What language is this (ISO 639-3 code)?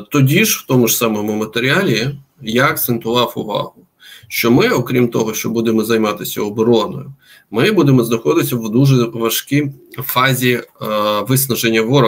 ukr